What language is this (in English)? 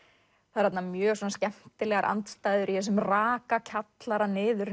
Icelandic